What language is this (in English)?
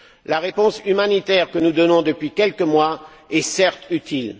French